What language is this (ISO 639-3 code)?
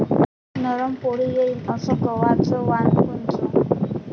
mar